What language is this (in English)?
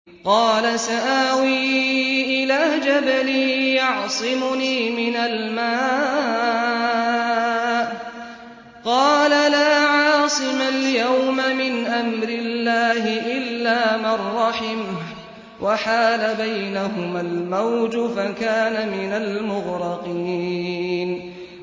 Arabic